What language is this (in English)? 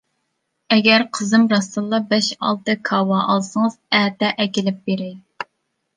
Uyghur